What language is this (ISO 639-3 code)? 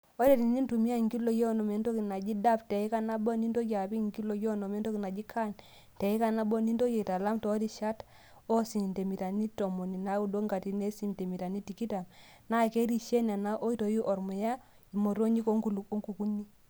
mas